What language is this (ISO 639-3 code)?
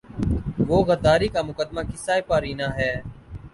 urd